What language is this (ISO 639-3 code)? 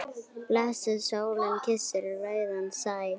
isl